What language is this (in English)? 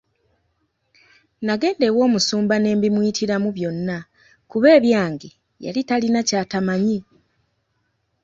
Ganda